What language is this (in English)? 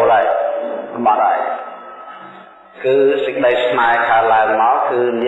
Vietnamese